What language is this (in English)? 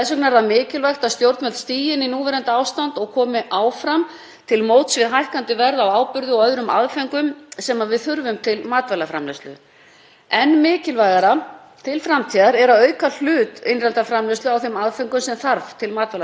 Icelandic